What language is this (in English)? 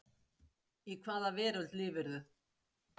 Icelandic